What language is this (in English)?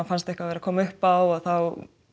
Icelandic